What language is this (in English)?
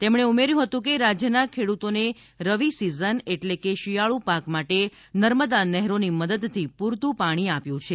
Gujarati